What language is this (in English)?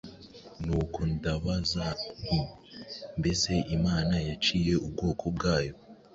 Kinyarwanda